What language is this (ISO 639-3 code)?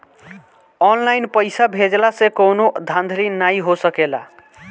bho